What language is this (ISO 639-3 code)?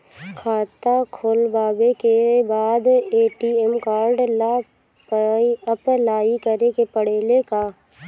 bho